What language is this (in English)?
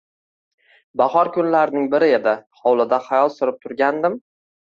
Uzbek